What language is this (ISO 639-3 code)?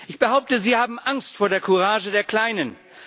deu